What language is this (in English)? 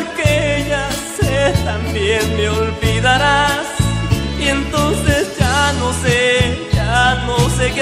Spanish